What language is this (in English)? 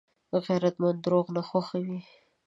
Pashto